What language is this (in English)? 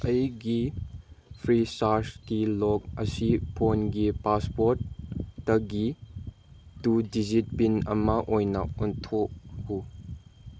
Manipuri